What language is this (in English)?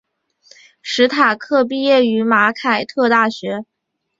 Chinese